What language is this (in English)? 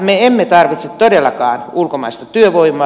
Finnish